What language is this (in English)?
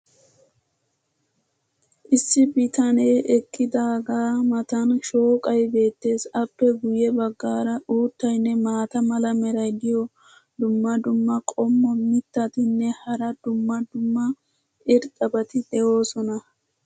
Wolaytta